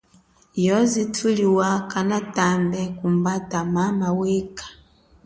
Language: Chokwe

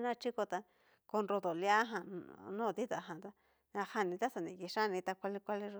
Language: Cacaloxtepec Mixtec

